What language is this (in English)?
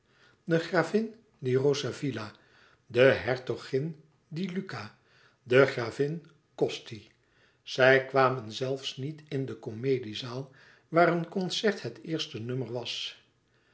Dutch